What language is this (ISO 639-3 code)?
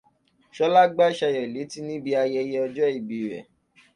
yor